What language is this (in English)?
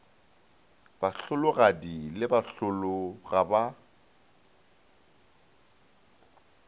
Northern Sotho